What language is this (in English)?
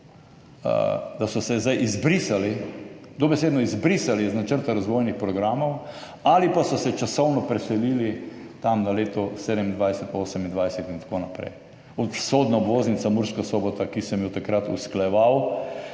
Slovenian